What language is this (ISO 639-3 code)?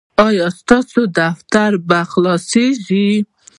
pus